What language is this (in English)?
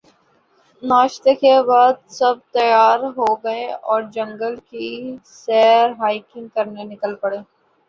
Urdu